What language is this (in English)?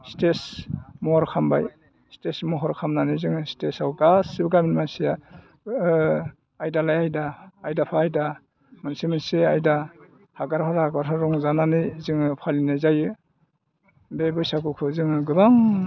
Bodo